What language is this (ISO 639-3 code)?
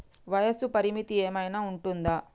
tel